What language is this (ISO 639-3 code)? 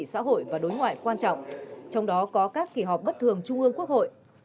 vie